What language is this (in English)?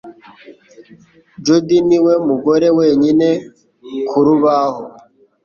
Kinyarwanda